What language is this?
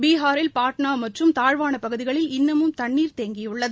Tamil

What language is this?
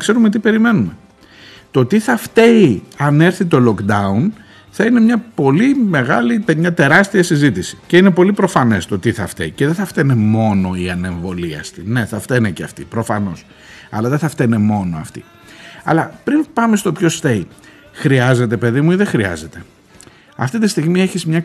Greek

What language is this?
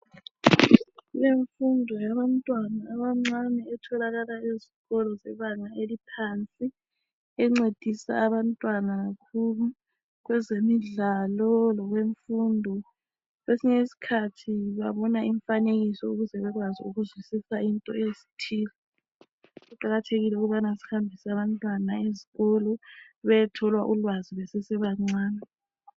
North Ndebele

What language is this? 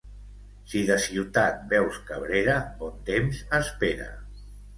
Catalan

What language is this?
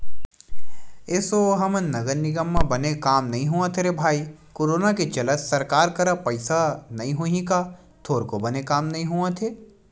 Chhattisgarhi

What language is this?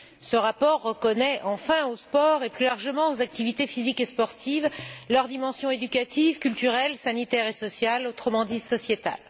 French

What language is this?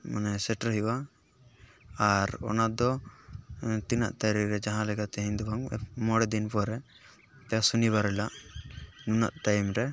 Santali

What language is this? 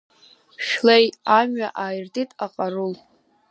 Abkhazian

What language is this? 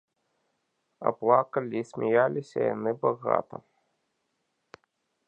Belarusian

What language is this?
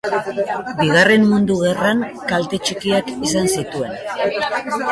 Basque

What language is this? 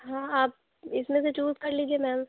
Urdu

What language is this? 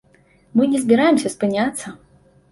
Belarusian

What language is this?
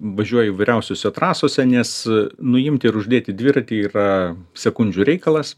Lithuanian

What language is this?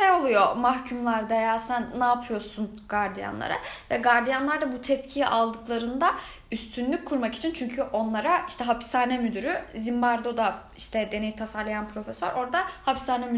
Turkish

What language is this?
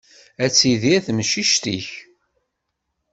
Kabyle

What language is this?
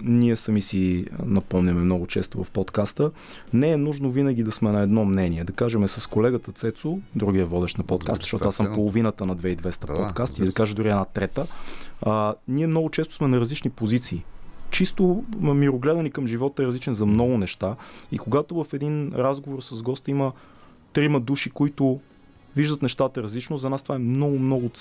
Bulgarian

